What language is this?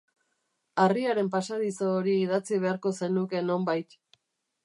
Basque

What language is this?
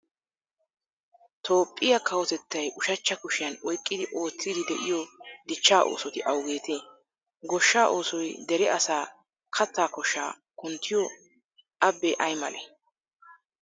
Wolaytta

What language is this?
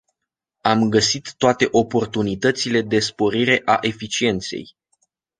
Romanian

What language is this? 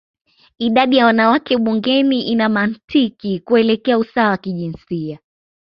Swahili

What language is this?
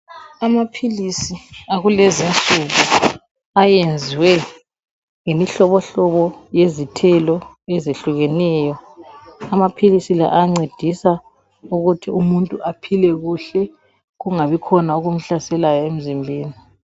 North Ndebele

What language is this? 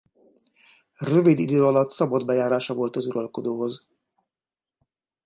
Hungarian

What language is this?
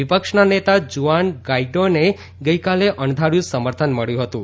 Gujarati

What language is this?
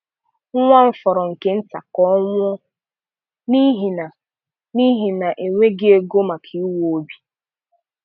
Igbo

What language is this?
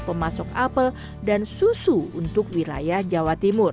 Indonesian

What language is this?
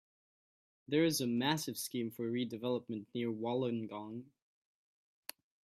English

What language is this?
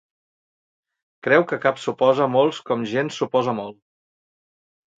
Catalan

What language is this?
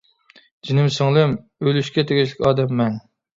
Uyghur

